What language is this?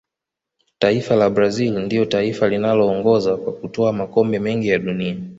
Swahili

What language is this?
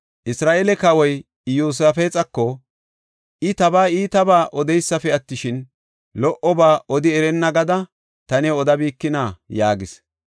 Gofa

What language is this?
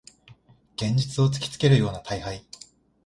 Japanese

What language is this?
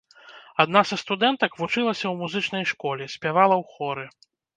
Belarusian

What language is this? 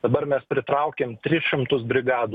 Lithuanian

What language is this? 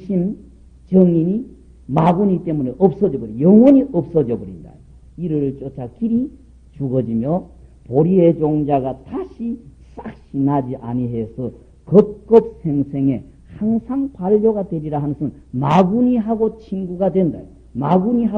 Korean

